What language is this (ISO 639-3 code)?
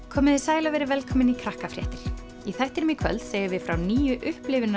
isl